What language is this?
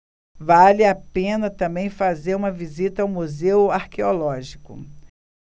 Portuguese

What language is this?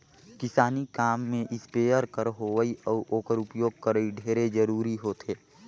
Chhattisgarhi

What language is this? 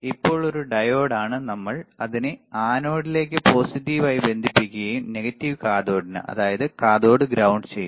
Malayalam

